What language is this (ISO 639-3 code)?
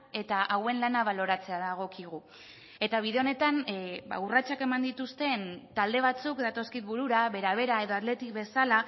eus